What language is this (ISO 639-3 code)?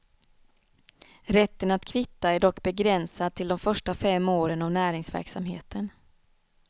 swe